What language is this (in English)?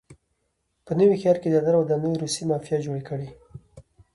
Pashto